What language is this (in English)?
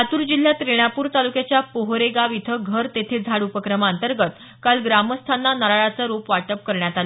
Marathi